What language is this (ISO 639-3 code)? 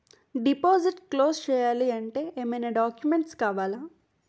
tel